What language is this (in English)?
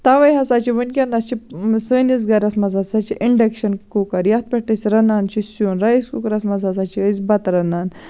Kashmiri